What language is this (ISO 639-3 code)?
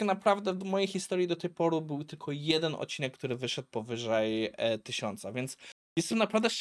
pol